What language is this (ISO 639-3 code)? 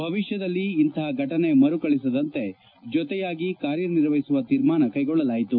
kan